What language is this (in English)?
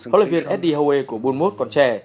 Vietnamese